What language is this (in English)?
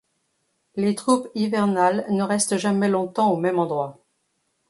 French